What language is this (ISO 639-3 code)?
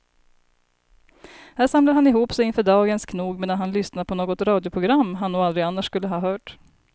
swe